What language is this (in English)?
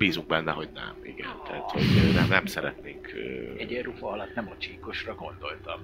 Hungarian